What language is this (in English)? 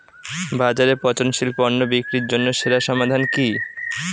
Bangla